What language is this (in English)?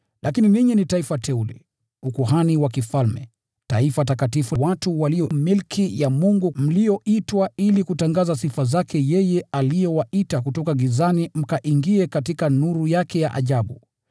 Swahili